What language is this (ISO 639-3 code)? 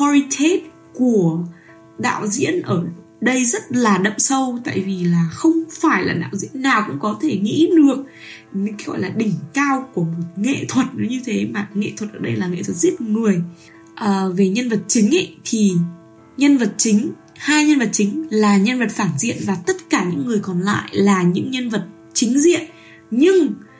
vie